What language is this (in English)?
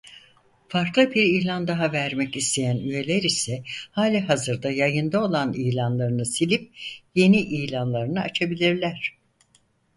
Turkish